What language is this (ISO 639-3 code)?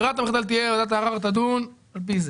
heb